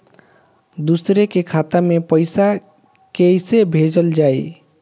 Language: Bhojpuri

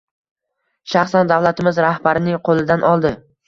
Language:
Uzbek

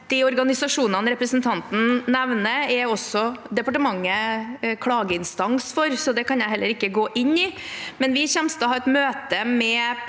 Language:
Norwegian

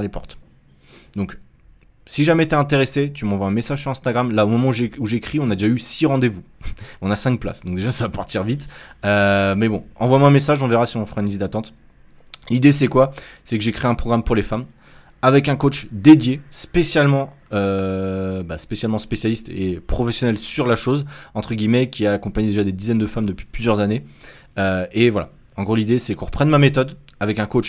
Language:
French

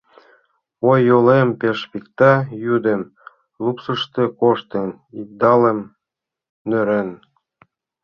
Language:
Mari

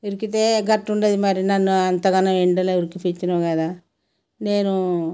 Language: Telugu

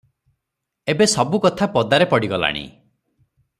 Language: Odia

